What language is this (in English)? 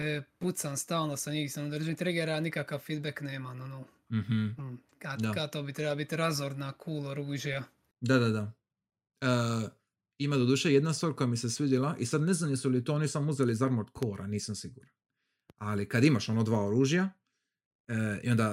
Croatian